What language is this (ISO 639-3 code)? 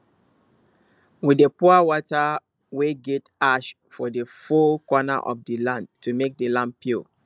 pcm